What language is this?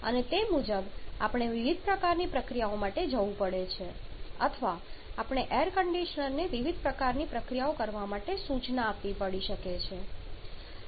Gujarati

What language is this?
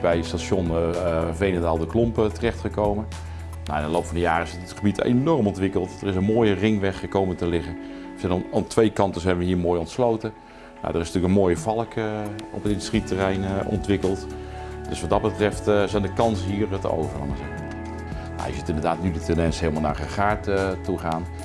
Dutch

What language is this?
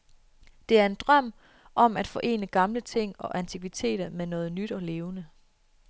Danish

